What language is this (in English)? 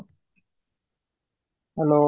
Odia